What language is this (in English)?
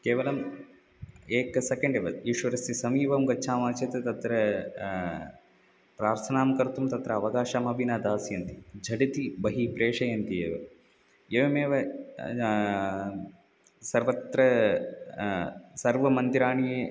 Sanskrit